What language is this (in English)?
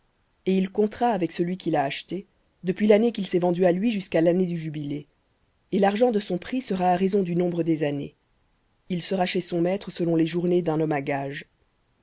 French